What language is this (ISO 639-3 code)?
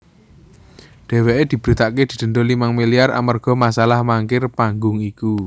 jav